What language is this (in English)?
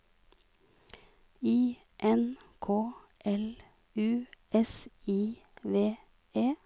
Norwegian